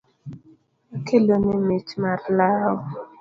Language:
Luo (Kenya and Tanzania)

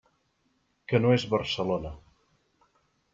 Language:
Catalan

